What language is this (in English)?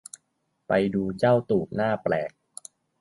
Thai